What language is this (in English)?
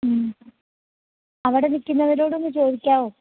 Malayalam